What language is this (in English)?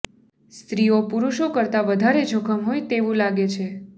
Gujarati